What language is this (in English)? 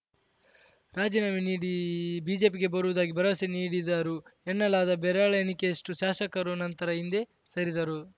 Kannada